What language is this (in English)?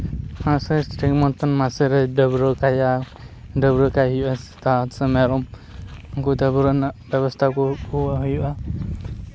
Santali